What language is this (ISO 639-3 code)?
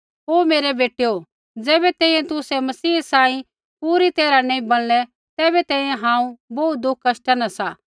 kfx